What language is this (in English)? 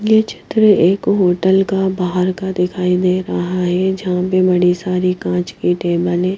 Hindi